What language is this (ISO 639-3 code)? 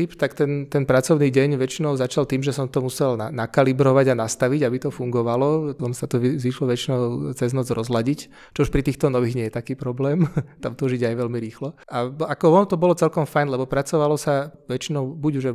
ces